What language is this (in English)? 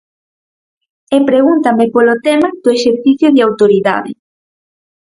Galician